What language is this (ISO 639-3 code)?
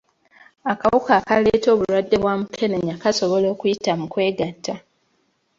lug